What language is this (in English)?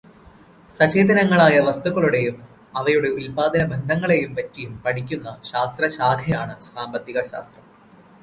Malayalam